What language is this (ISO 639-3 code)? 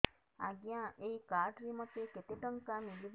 ori